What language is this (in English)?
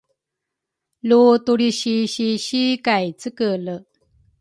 Rukai